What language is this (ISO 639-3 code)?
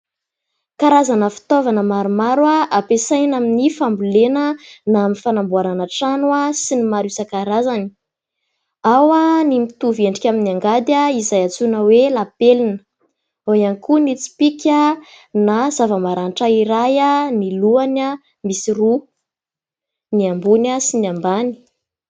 mlg